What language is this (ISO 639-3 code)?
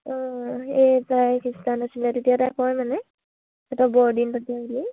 asm